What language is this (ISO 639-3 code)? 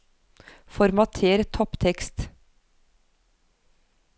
nor